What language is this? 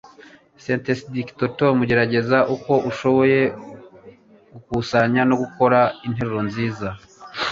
Kinyarwanda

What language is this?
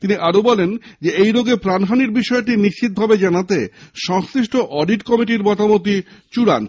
Bangla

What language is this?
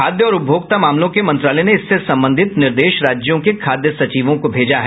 Hindi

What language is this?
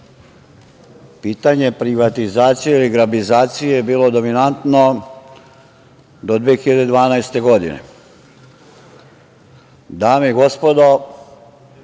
Serbian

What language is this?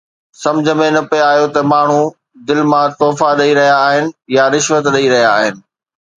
Sindhi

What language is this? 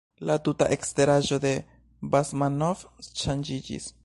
Esperanto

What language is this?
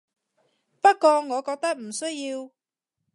Cantonese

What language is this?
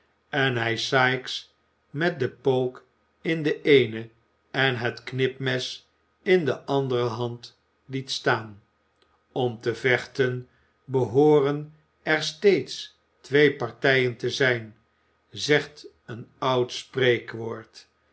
Dutch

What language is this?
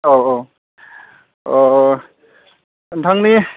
Bodo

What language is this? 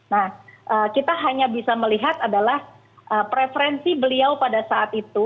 Indonesian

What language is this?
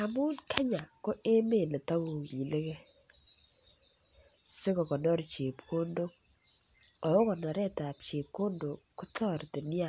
Kalenjin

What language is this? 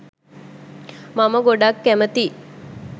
Sinhala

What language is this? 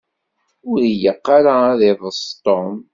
Kabyle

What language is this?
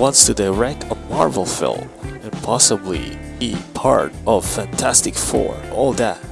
English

